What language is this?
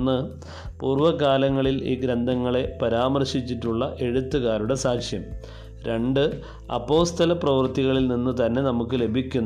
Malayalam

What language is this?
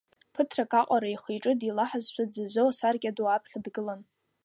Abkhazian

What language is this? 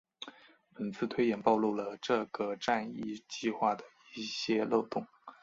Chinese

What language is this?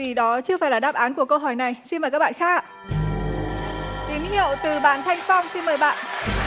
Vietnamese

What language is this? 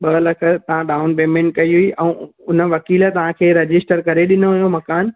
Sindhi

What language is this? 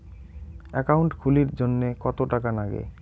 Bangla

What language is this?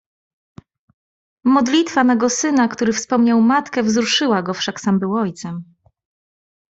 Polish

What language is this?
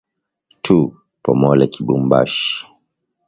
Swahili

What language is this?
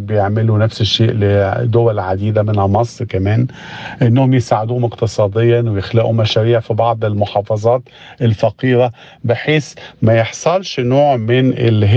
Arabic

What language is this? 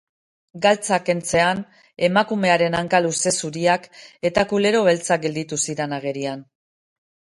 Basque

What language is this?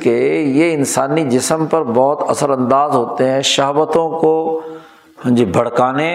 Urdu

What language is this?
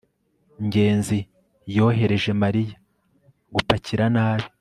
Kinyarwanda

